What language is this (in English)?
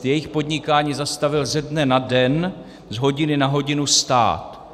Czech